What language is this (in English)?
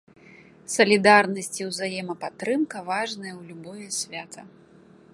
Belarusian